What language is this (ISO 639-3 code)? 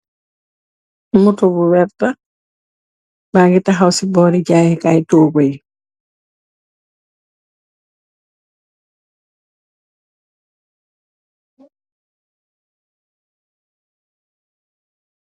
wol